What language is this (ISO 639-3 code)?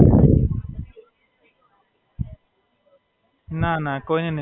guj